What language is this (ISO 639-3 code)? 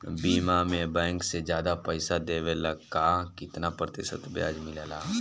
bho